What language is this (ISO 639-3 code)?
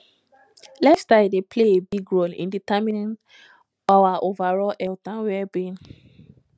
pcm